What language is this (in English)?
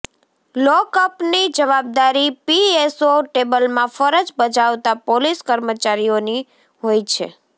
Gujarati